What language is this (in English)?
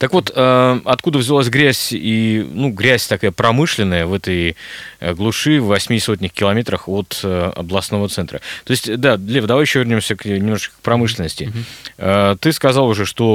Russian